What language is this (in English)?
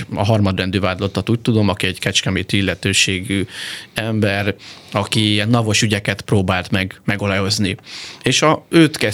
Hungarian